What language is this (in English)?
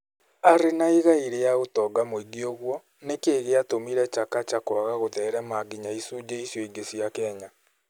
Kikuyu